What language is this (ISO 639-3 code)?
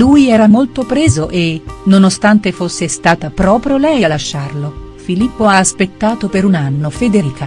ita